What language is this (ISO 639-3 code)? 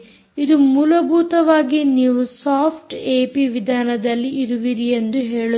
kan